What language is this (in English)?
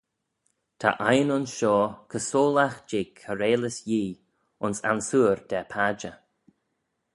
Manx